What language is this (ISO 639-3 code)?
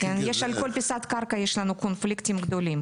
heb